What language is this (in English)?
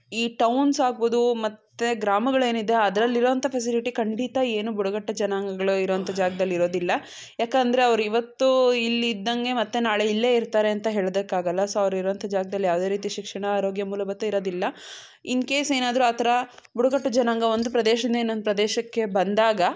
Kannada